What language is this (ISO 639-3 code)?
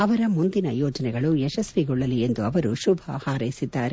kan